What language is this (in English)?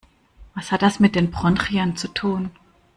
German